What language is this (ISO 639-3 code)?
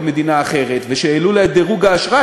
heb